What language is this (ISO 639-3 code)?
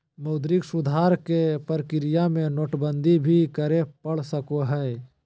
mag